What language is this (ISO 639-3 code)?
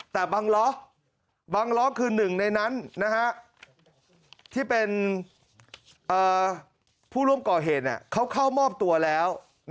tha